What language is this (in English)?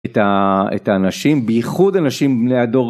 Hebrew